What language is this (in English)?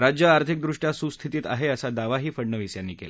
Marathi